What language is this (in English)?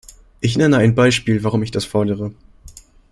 German